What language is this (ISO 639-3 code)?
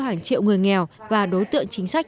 vie